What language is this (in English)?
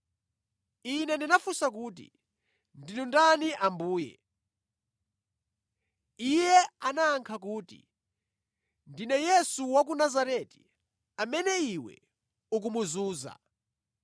Nyanja